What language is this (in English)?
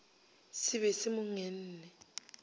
Northern Sotho